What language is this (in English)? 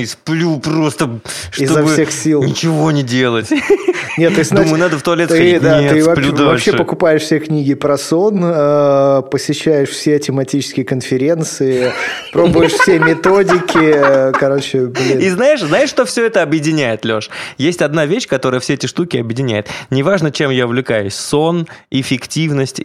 Russian